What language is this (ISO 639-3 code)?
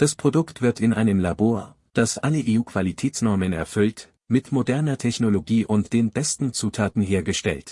deu